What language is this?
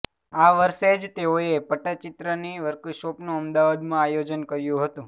Gujarati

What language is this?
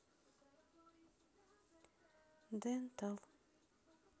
Russian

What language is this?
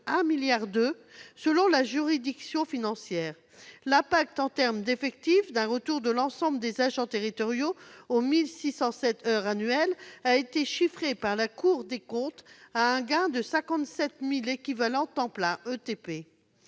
French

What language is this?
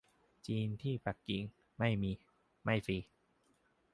Thai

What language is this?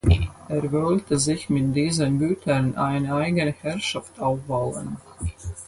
German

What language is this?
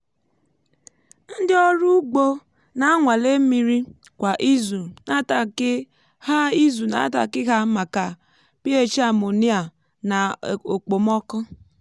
Igbo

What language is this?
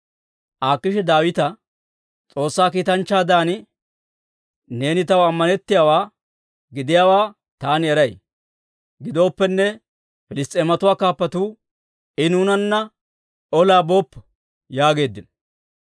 Dawro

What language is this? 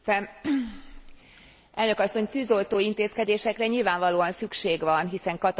Hungarian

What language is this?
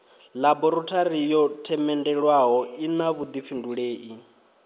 Venda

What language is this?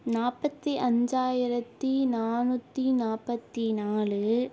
Tamil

